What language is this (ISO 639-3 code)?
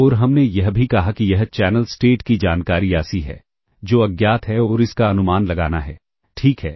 hin